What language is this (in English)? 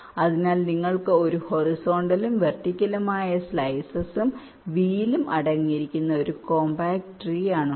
Malayalam